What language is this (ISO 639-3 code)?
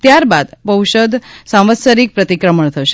guj